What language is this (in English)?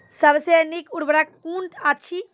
Maithili